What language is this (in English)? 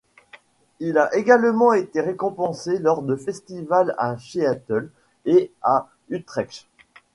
French